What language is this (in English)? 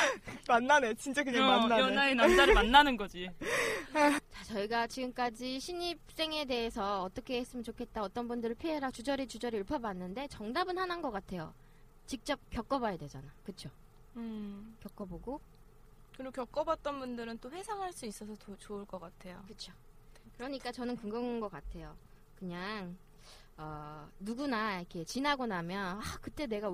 Korean